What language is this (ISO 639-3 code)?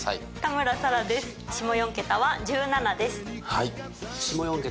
jpn